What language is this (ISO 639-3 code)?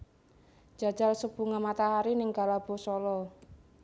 jav